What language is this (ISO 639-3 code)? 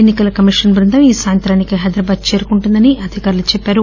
tel